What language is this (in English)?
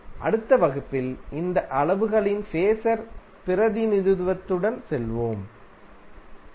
Tamil